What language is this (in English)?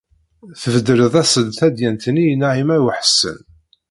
Kabyle